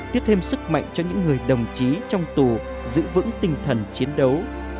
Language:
Vietnamese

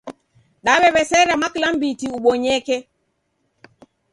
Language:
Taita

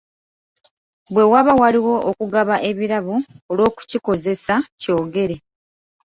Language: Ganda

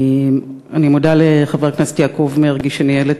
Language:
Hebrew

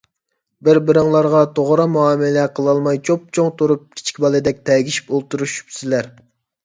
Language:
Uyghur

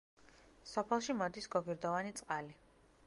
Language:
Georgian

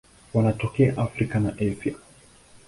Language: Swahili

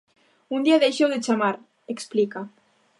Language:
Galician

